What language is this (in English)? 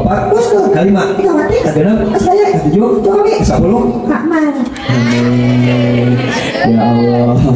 Indonesian